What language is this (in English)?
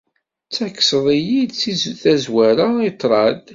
Kabyle